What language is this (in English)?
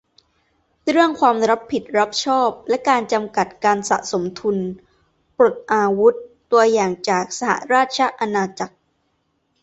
Thai